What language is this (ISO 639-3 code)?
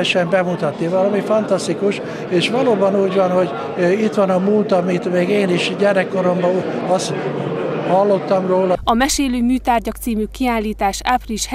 hun